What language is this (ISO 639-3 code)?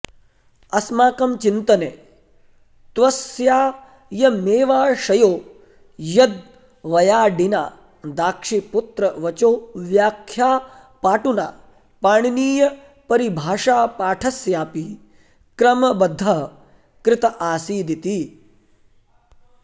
san